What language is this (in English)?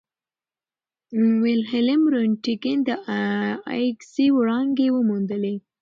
Pashto